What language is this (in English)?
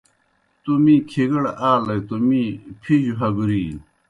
Kohistani Shina